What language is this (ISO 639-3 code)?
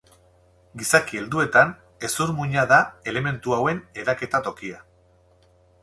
eus